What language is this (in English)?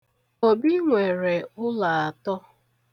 Igbo